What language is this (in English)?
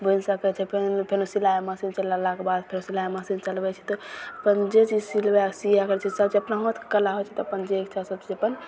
Maithili